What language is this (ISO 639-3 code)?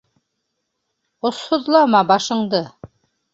bak